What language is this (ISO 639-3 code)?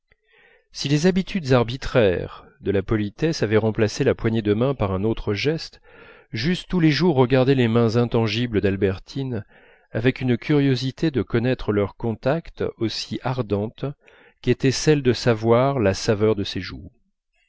fra